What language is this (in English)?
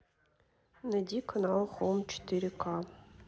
Russian